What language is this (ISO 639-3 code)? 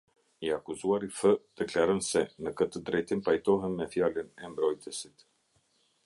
sqi